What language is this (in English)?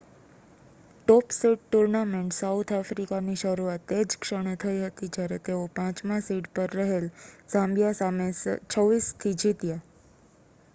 Gujarati